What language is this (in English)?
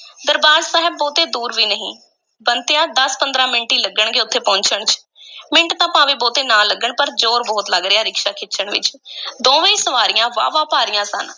Punjabi